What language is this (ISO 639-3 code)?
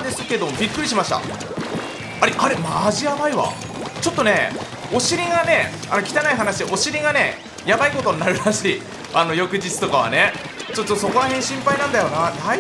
jpn